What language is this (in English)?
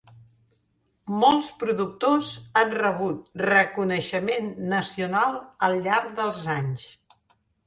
Catalan